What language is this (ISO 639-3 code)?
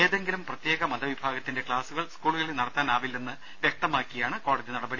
mal